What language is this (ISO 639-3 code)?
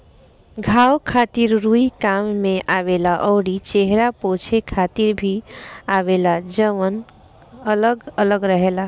bho